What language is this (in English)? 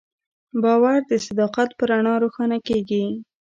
Pashto